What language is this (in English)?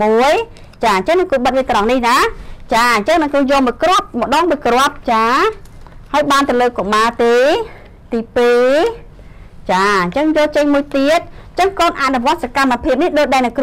Thai